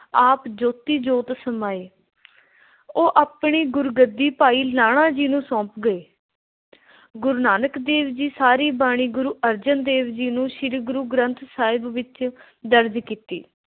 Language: Punjabi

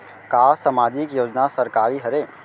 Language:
Chhattisgarhi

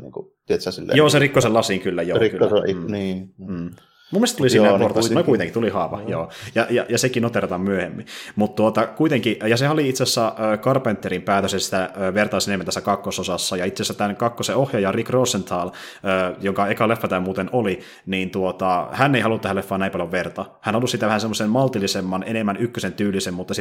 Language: Finnish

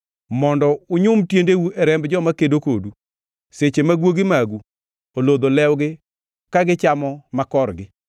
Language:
Luo (Kenya and Tanzania)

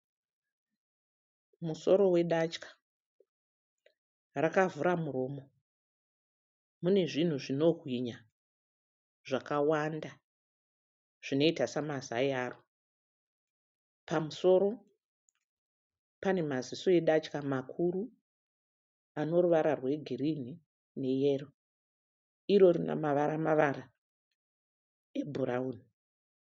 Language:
Shona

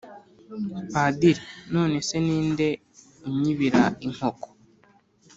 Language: Kinyarwanda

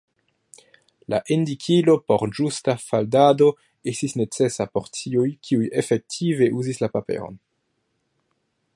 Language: Esperanto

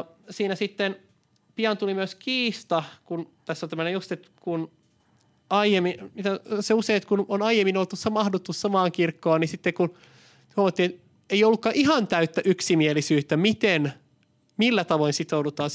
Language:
Finnish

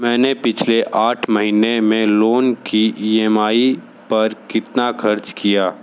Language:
Hindi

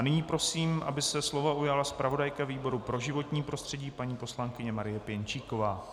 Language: Czech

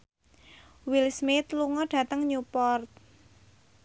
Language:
Javanese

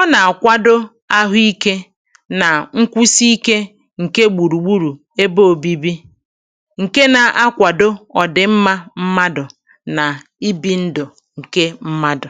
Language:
Igbo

